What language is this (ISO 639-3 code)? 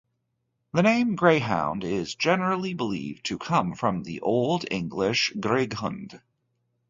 eng